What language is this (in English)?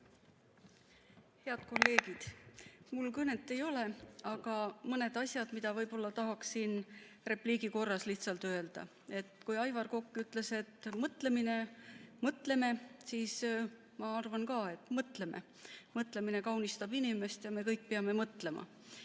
Estonian